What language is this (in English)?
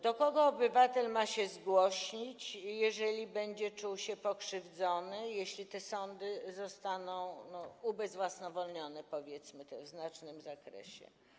Polish